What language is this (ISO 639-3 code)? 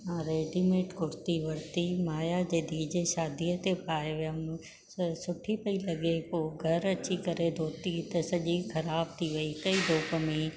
snd